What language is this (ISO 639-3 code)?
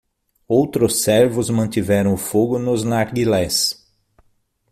por